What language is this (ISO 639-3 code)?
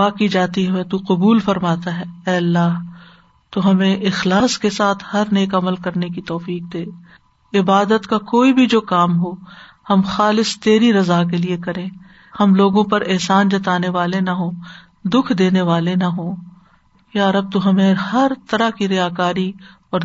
urd